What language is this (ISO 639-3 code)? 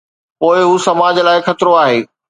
snd